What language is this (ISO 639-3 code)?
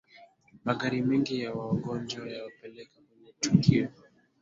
swa